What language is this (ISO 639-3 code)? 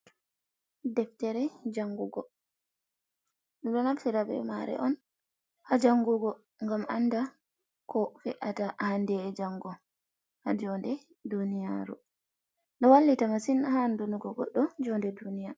ful